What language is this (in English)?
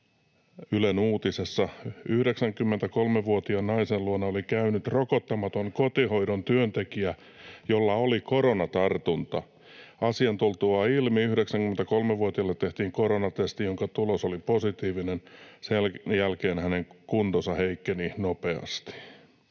Finnish